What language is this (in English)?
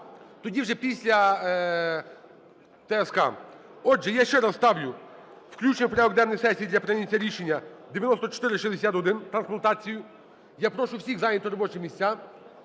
Ukrainian